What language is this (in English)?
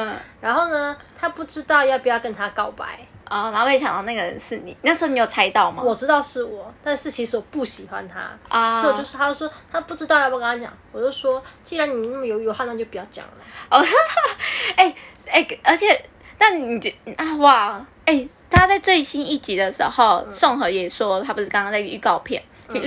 Chinese